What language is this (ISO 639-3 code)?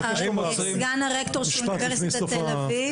heb